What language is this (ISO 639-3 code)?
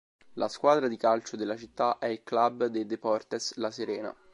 ita